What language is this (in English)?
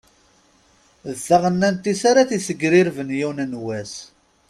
Kabyle